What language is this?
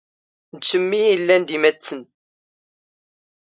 Standard Moroccan Tamazight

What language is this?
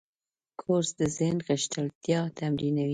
Pashto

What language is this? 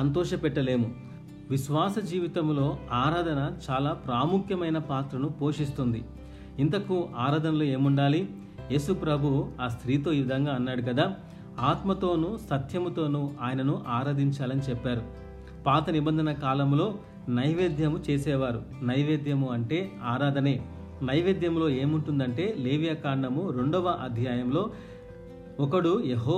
Telugu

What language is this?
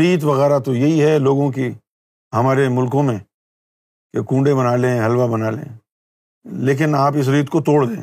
Urdu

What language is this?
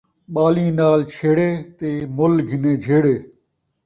Saraiki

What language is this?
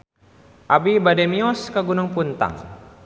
Sundanese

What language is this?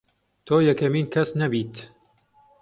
Central Kurdish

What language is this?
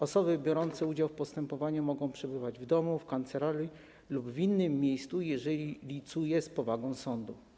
Polish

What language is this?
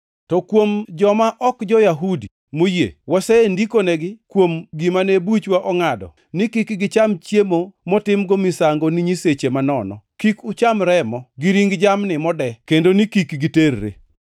Luo (Kenya and Tanzania)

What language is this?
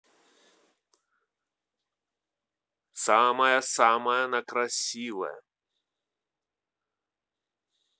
Russian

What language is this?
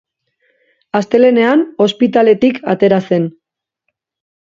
Basque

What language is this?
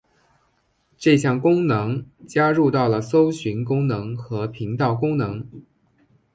Chinese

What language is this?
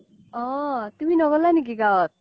Assamese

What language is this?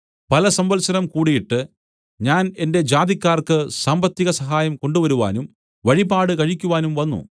Malayalam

